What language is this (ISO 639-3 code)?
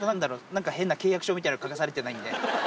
jpn